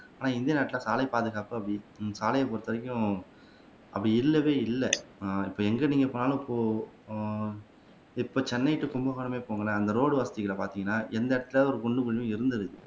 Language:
Tamil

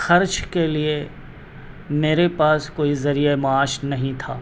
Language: Urdu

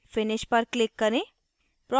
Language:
Hindi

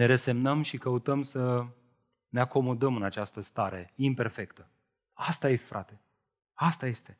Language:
Romanian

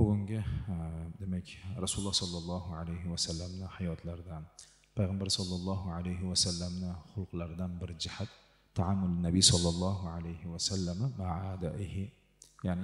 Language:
Arabic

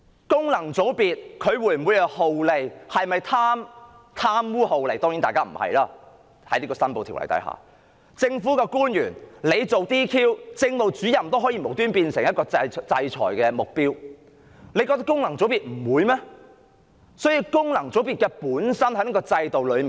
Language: Cantonese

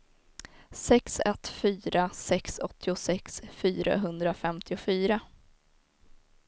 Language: Swedish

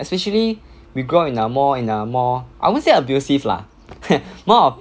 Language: English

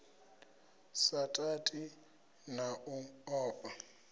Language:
Venda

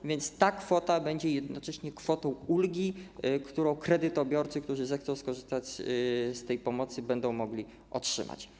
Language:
Polish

